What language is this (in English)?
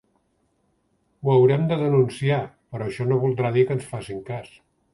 Catalan